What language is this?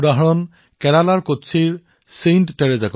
Assamese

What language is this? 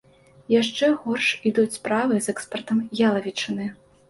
Belarusian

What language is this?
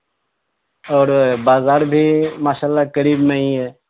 Urdu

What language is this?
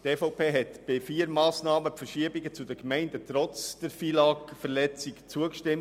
Swiss German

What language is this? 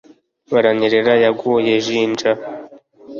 Kinyarwanda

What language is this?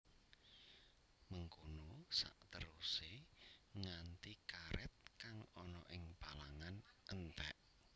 Javanese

